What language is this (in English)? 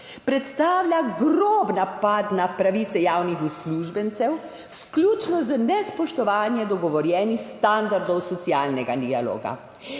Slovenian